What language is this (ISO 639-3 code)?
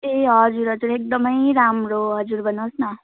nep